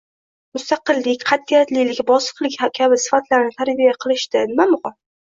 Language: Uzbek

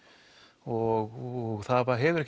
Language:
Icelandic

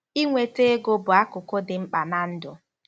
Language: Igbo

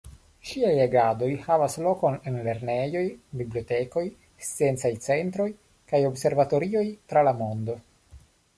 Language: Esperanto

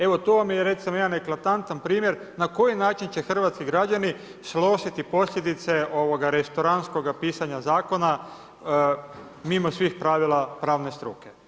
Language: Croatian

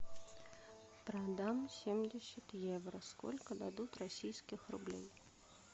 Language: Russian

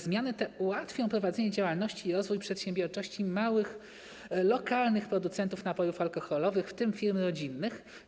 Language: Polish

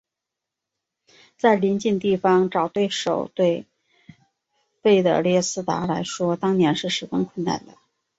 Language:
Chinese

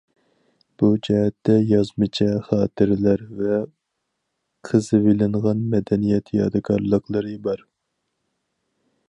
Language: Uyghur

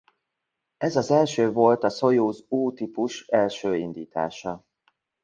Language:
Hungarian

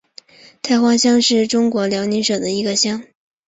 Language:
Chinese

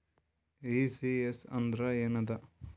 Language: Kannada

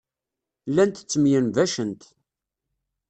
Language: Kabyle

